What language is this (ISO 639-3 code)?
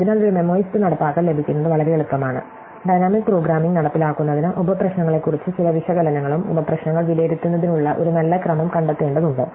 mal